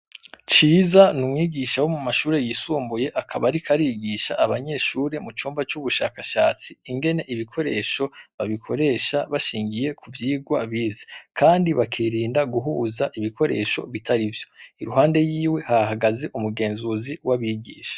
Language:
Rundi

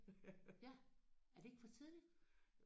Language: Danish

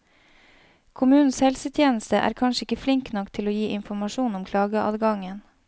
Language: Norwegian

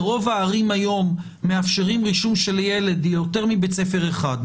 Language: Hebrew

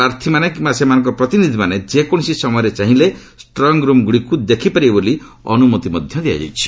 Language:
Odia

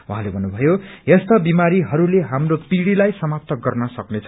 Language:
Nepali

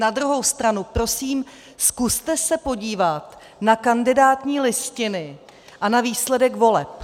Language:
Czech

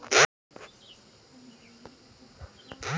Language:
Bhojpuri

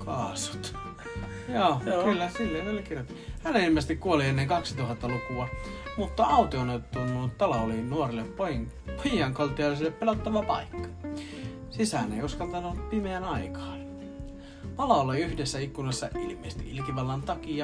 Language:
Finnish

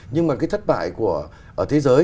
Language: Vietnamese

